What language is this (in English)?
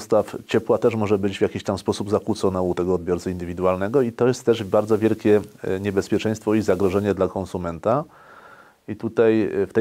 Polish